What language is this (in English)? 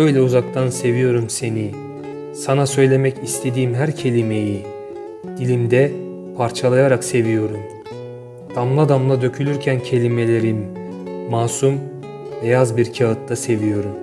Turkish